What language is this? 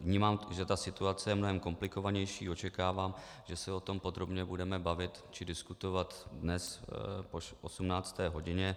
Czech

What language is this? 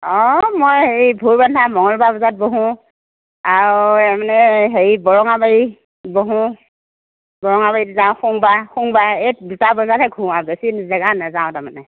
Assamese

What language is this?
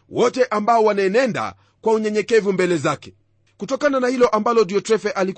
Swahili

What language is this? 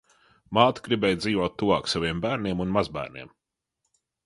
Latvian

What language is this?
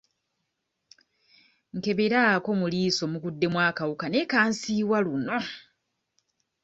Ganda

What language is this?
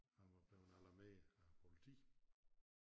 Danish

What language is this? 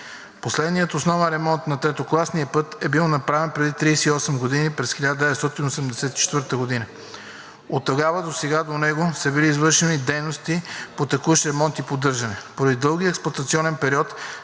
Bulgarian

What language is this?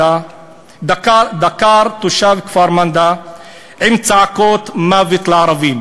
Hebrew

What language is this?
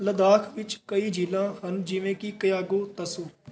Punjabi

